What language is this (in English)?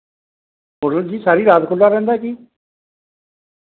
Punjabi